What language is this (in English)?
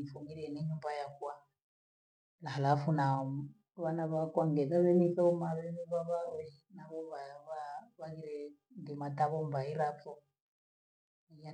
Gweno